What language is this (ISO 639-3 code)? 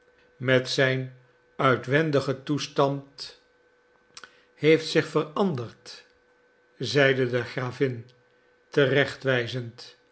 nld